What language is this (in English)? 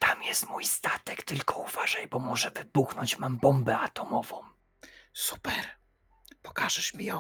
Polish